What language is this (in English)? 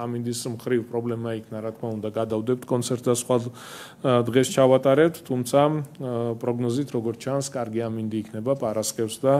Romanian